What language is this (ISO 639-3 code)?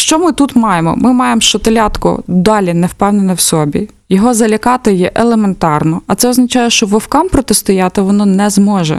ukr